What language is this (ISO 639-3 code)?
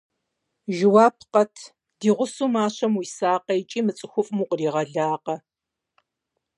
kbd